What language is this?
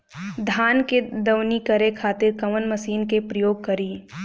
Bhojpuri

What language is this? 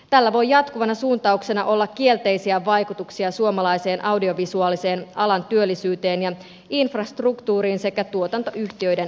Finnish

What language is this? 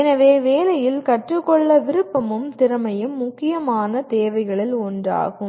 Tamil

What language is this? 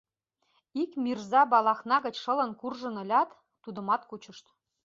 Mari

